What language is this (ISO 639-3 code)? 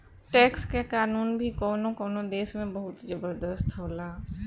bho